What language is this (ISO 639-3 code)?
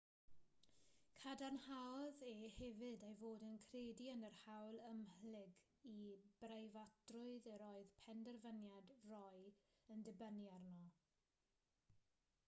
cym